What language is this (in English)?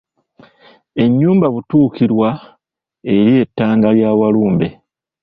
Ganda